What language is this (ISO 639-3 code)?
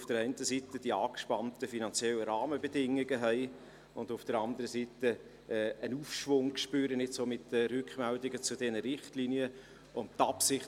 gsw